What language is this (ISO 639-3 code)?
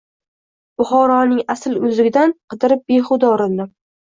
uzb